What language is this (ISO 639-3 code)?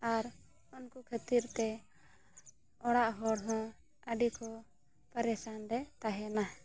sat